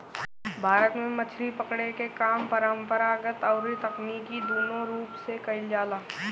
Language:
Bhojpuri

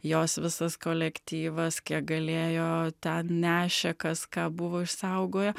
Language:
Lithuanian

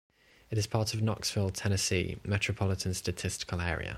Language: English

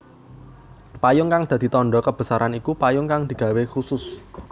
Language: Javanese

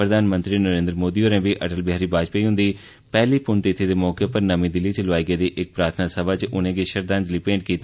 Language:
Dogri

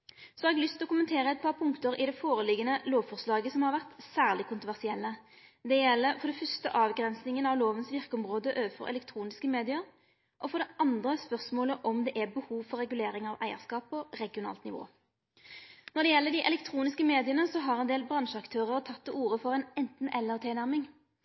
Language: Norwegian Nynorsk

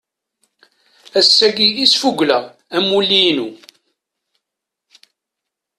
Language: Kabyle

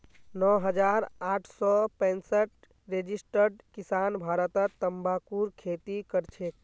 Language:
Magahi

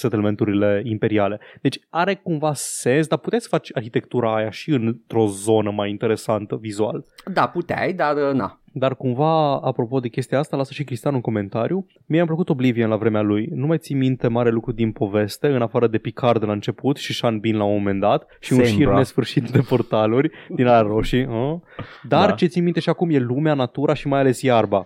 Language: Romanian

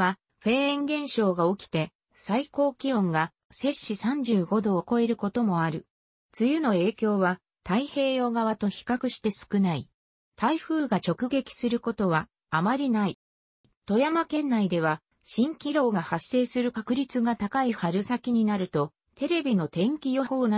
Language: Japanese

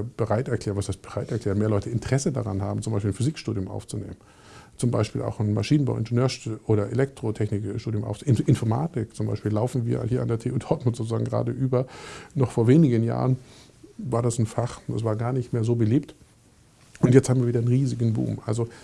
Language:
German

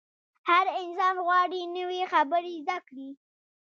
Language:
Pashto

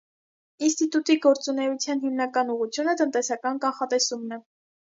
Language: Armenian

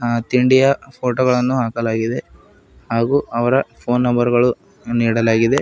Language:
Kannada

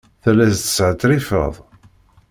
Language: Kabyle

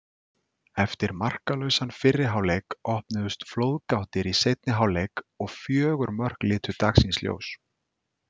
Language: Icelandic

